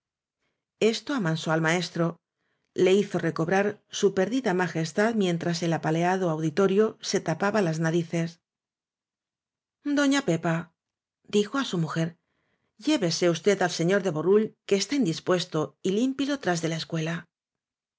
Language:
Spanish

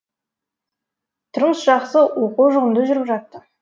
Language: Kazakh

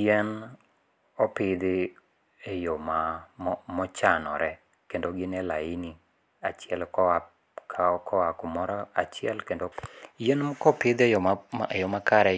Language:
Luo (Kenya and Tanzania)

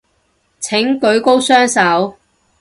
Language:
Cantonese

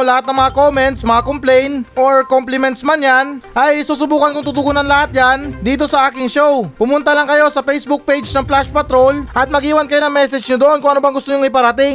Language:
Filipino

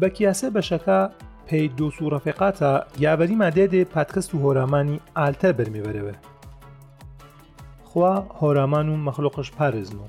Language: Persian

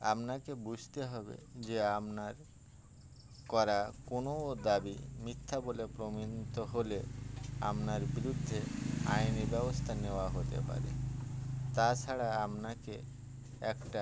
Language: Bangla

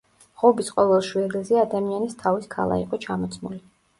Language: Georgian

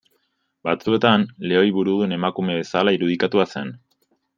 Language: Basque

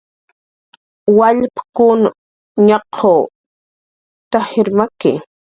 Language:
Jaqaru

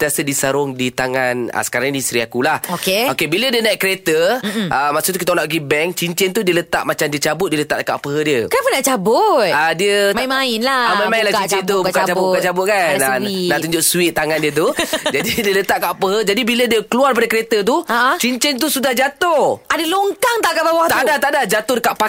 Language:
Malay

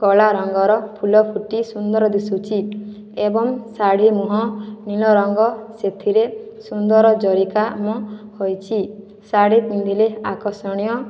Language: Odia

